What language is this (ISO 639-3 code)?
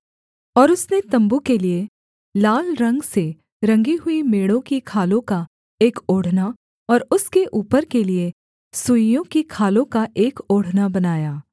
hin